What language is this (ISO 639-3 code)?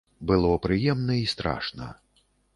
bel